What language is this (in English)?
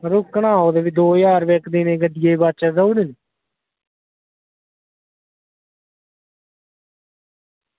Dogri